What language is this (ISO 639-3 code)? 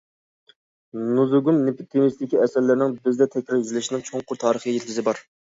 uig